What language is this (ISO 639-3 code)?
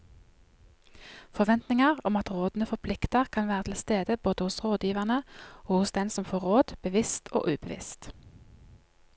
nor